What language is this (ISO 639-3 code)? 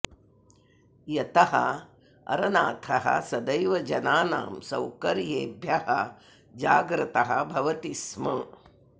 san